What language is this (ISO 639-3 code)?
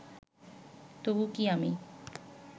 ben